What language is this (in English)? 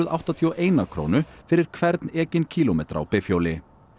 Icelandic